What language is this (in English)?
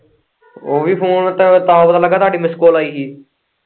Punjabi